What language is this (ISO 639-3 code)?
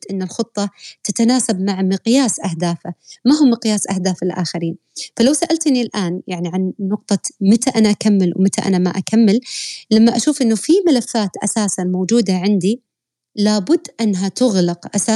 ara